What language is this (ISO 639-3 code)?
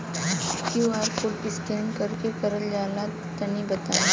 bho